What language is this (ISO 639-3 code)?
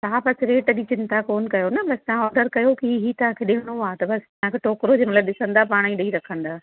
snd